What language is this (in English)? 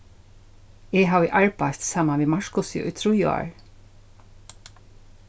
Faroese